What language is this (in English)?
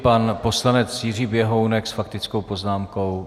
Czech